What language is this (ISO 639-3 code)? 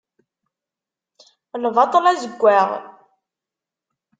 kab